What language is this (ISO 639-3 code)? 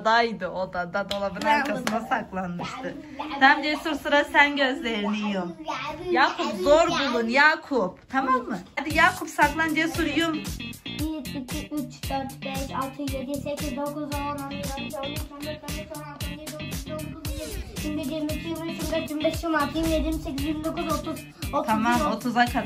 tur